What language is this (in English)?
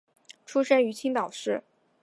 Chinese